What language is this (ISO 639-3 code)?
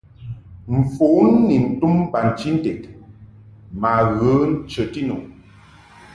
mhk